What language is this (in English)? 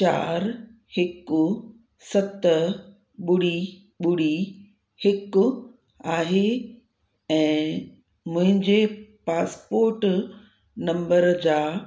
Sindhi